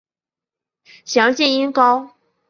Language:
Chinese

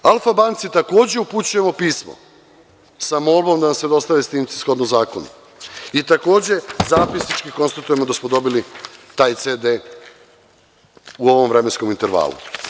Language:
Serbian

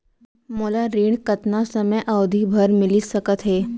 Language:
Chhattisgarhi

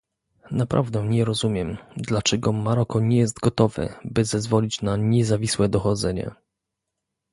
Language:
Polish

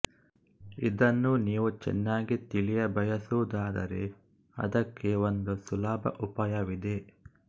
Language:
Kannada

